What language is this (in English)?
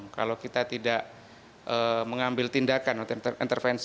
Indonesian